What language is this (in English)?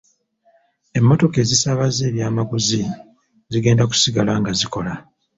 Ganda